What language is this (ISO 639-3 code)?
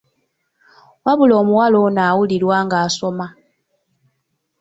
lug